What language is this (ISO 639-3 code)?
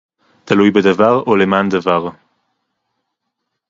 heb